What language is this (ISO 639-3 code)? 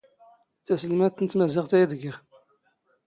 zgh